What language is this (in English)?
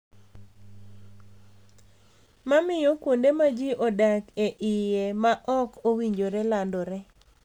Luo (Kenya and Tanzania)